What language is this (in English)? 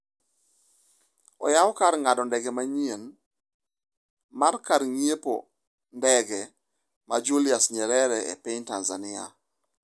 Luo (Kenya and Tanzania)